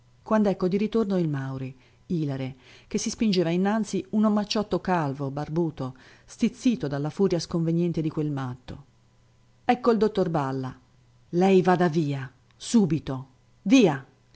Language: Italian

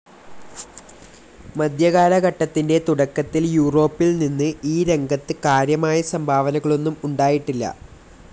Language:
Malayalam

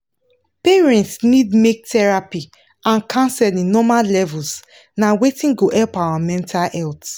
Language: Nigerian Pidgin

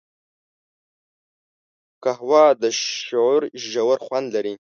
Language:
Pashto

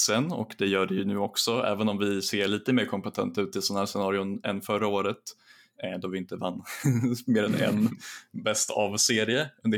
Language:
Swedish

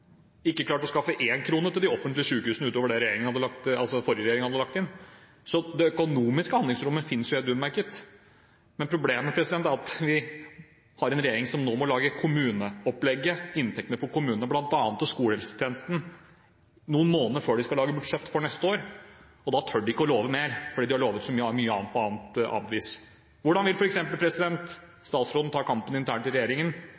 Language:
Norwegian Bokmål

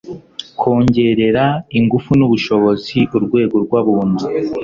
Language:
Kinyarwanda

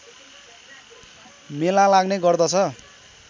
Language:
Nepali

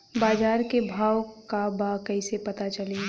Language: Bhojpuri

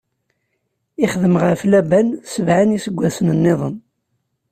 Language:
Kabyle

